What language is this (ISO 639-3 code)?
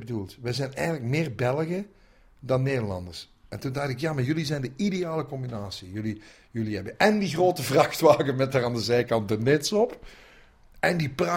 nld